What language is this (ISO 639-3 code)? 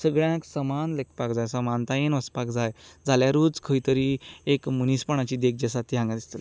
kok